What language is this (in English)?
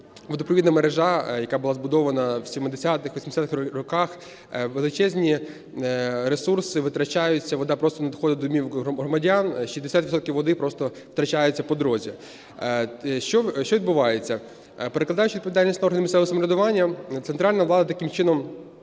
Ukrainian